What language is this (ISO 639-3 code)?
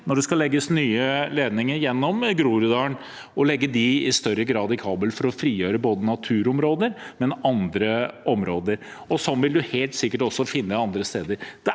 nor